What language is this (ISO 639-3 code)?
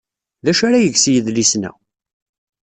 kab